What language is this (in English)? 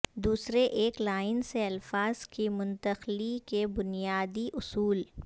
Urdu